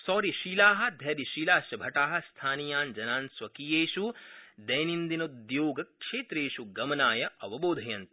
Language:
Sanskrit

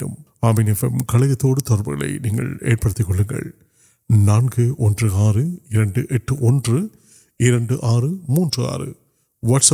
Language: Urdu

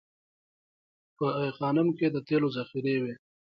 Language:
Pashto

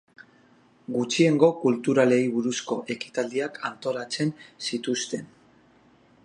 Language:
Basque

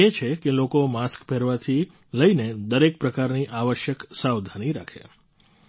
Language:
Gujarati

